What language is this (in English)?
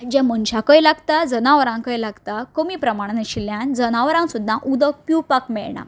Konkani